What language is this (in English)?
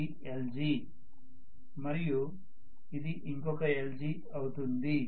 Telugu